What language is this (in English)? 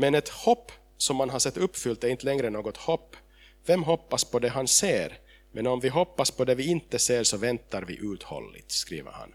Swedish